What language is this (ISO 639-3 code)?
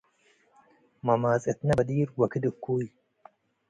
tig